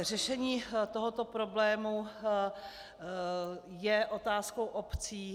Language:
Czech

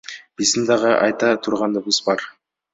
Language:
Kyrgyz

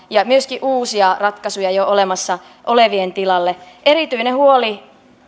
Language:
Finnish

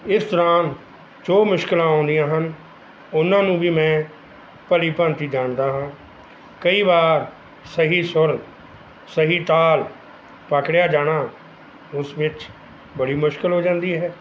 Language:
Punjabi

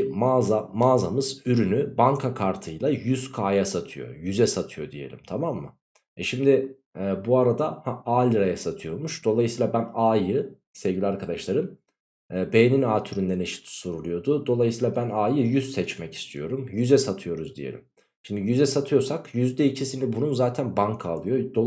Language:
Turkish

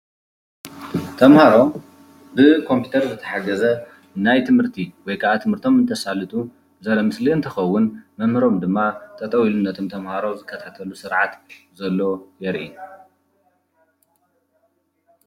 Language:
Tigrinya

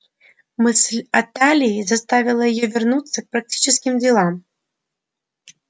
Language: Russian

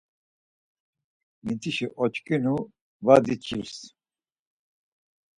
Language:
Laz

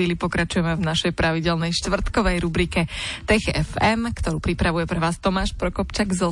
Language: Slovak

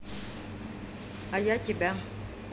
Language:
Russian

